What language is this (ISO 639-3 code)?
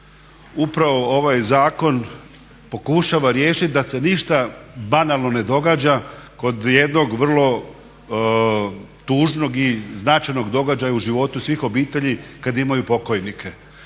hrv